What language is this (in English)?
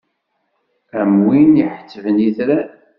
Kabyle